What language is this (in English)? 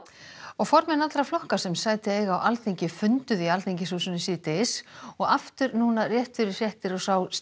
Icelandic